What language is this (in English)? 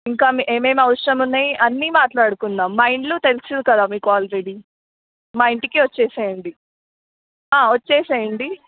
Telugu